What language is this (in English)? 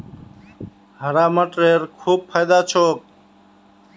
Magahi